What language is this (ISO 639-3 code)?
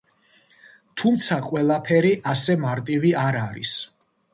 kat